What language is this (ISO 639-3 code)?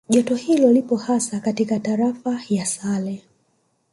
swa